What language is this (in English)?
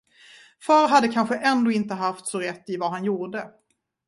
Swedish